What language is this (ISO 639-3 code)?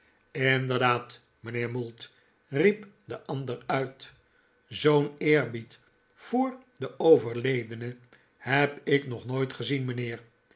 nld